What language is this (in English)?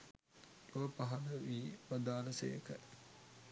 Sinhala